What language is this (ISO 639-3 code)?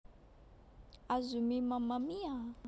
jav